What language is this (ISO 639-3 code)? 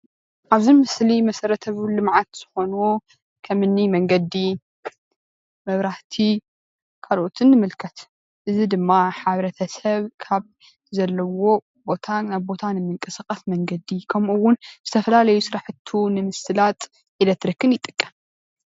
tir